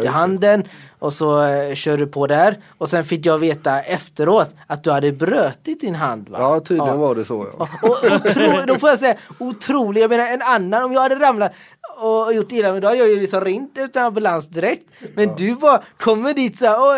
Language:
Swedish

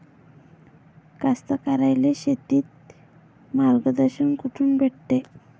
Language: Marathi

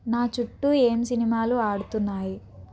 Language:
Telugu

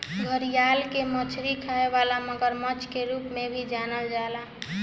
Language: Bhojpuri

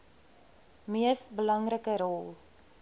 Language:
Afrikaans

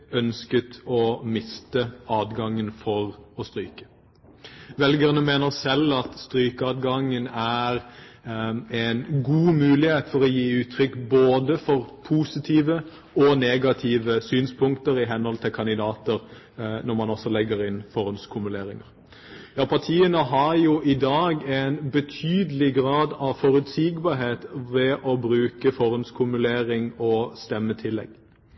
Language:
Norwegian Bokmål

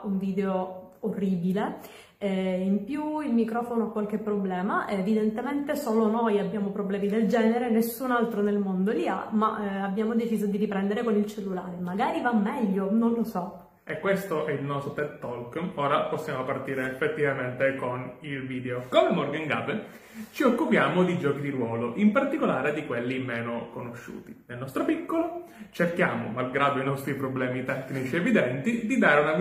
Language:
Italian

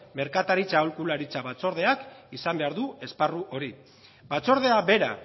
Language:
Basque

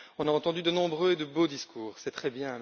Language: French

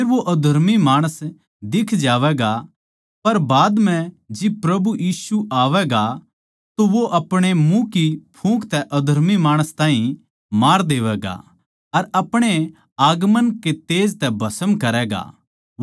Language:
Haryanvi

